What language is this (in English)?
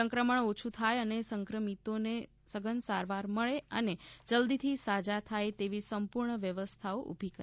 Gujarati